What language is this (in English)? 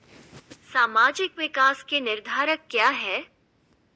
Hindi